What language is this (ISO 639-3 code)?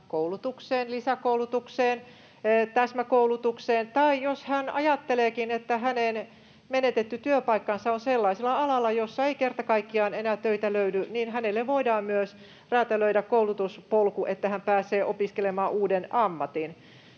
fin